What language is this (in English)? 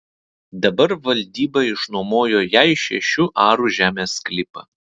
Lithuanian